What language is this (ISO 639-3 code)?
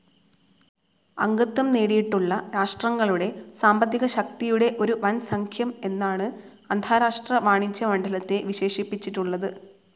mal